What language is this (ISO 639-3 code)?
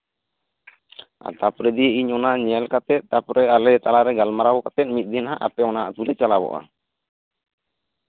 sat